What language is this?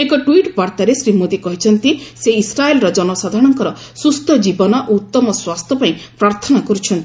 Odia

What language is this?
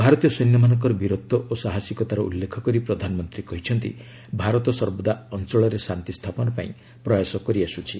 Odia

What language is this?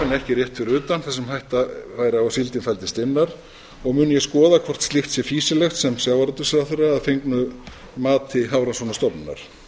Icelandic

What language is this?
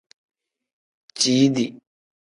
Tem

